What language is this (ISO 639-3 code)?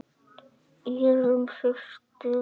isl